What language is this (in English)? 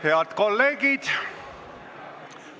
Estonian